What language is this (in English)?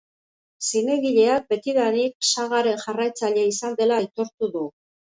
Basque